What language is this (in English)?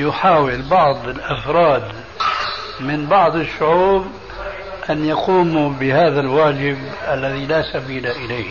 Arabic